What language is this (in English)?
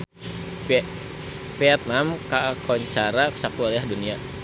Sundanese